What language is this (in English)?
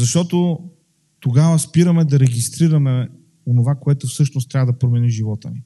Bulgarian